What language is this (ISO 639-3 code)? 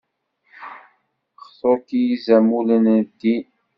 kab